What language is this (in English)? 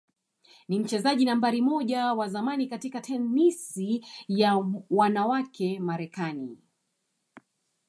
Swahili